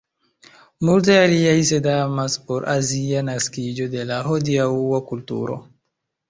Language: Esperanto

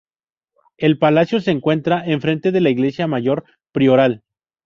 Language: Spanish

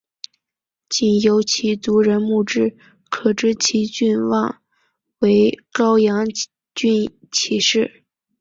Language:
Chinese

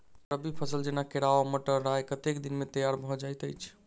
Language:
Maithili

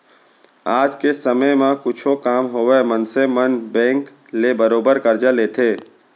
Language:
Chhattisgarhi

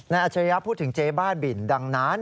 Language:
Thai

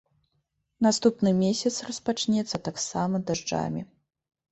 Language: Belarusian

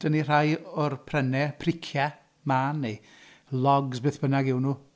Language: Welsh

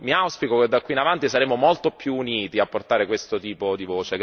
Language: Italian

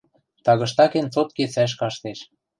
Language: Western Mari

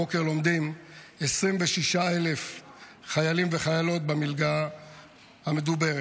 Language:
Hebrew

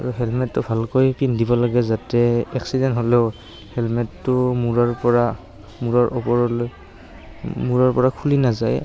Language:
Assamese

